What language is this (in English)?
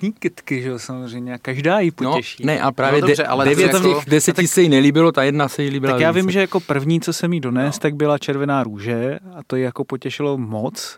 Czech